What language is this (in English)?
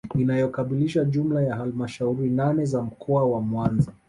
Swahili